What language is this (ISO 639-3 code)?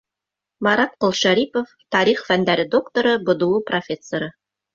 bak